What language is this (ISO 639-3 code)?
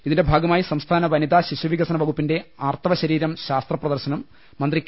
mal